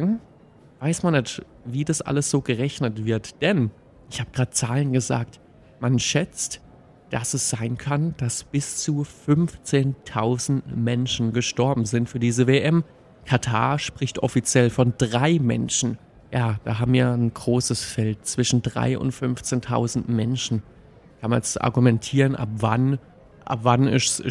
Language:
German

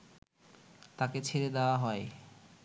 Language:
Bangla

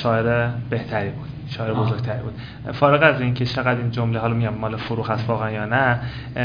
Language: Persian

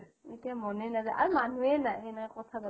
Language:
Assamese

